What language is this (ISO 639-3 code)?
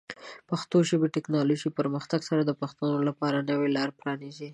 pus